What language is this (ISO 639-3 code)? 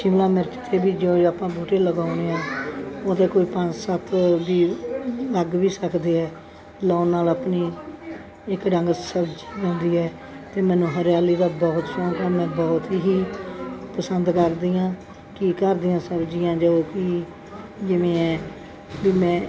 pan